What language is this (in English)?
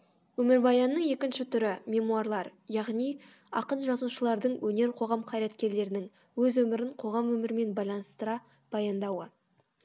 Kazakh